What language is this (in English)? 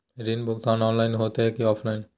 Magahi